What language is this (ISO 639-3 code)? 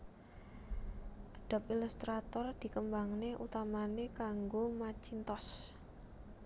jav